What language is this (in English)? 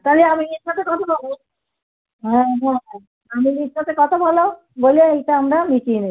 Bangla